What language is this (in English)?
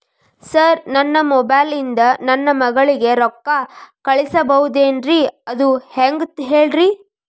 Kannada